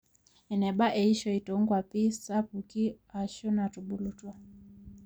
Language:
Masai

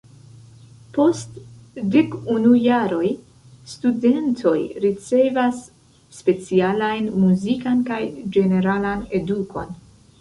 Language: Esperanto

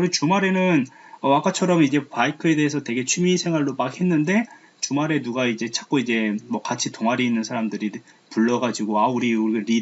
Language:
Korean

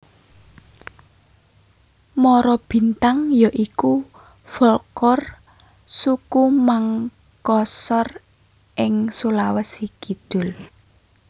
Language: Javanese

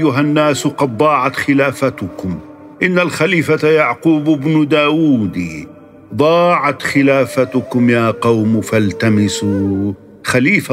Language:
Arabic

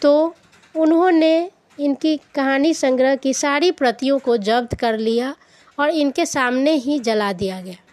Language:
Hindi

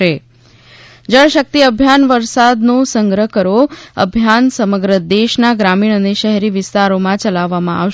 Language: Gujarati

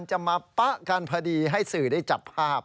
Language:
Thai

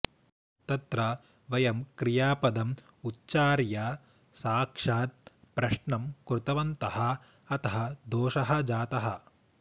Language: Sanskrit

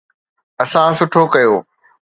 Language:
Sindhi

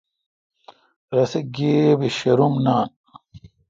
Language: Kalkoti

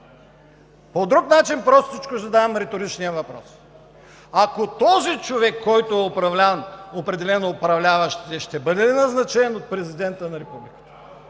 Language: Bulgarian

